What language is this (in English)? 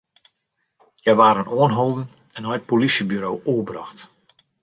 Western Frisian